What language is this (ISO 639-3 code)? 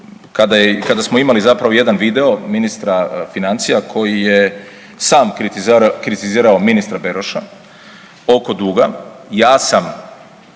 hrv